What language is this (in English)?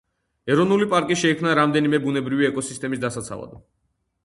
Georgian